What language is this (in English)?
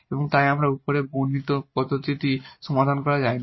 Bangla